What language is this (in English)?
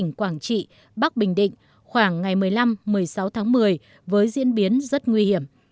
Vietnamese